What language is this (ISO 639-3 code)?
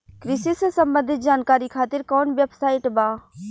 bho